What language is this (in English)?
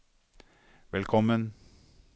Norwegian